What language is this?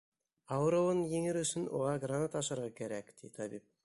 Bashkir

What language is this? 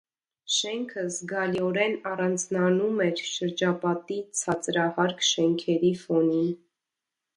Armenian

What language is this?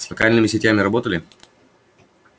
Russian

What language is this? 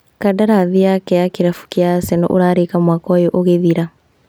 Kikuyu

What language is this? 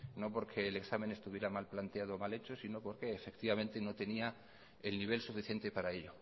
Spanish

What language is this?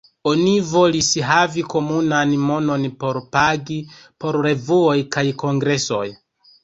Esperanto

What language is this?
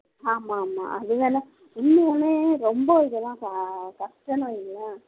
Tamil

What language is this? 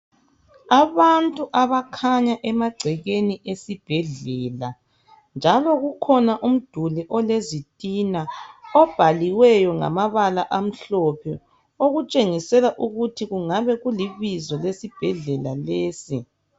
North Ndebele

